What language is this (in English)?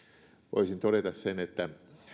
Finnish